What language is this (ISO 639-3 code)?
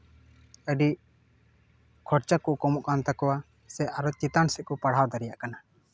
sat